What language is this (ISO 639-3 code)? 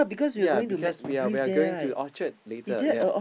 eng